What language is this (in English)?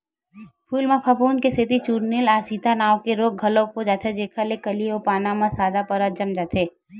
Chhattisgarhi